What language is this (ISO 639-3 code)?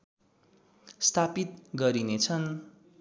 nep